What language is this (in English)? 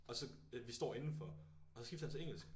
Danish